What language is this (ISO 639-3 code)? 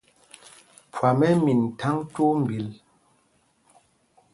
mgg